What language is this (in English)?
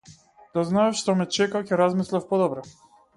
Macedonian